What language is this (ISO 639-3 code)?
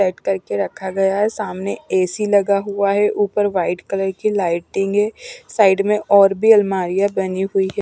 hin